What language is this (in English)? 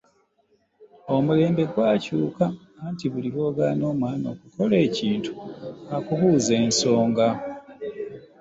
Ganda